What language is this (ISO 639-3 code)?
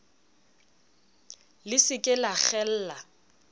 sot